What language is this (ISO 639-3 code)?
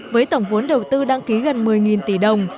vie